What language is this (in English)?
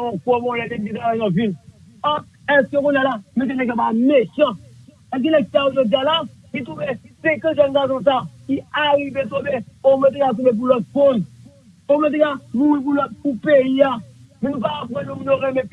French